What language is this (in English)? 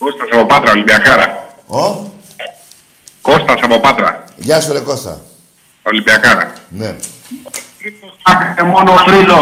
Greek